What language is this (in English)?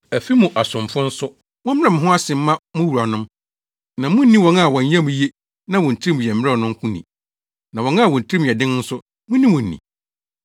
Akan